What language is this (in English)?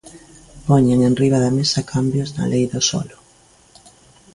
Galician